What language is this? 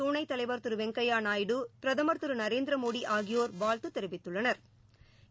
Tamil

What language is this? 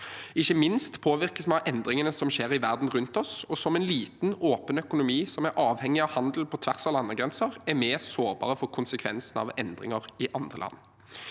Norwegian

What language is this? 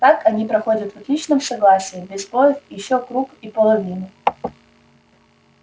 Russian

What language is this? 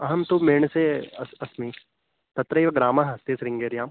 Sanskrit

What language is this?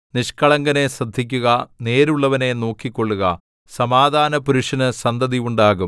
Malayalam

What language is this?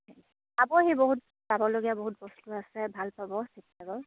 Assamese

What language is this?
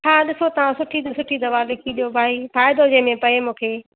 Sindhi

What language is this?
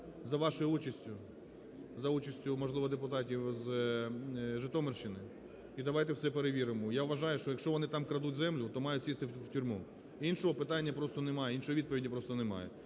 Ukrainian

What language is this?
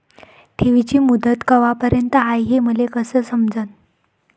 Marathi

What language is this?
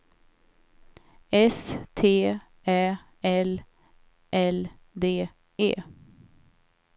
Swedish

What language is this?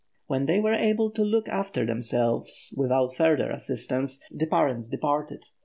English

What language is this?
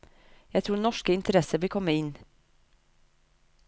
Norwegian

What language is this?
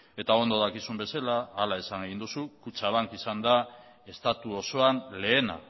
Basque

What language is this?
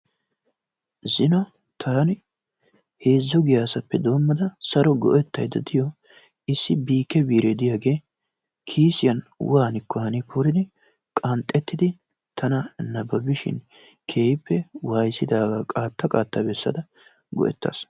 Wolaytta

